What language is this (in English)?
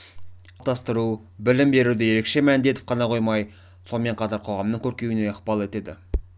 Kazakh